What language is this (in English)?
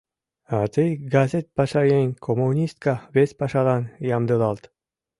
Mari